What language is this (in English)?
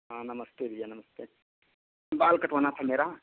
Hindi